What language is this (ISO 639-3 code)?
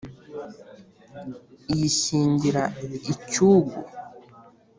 kin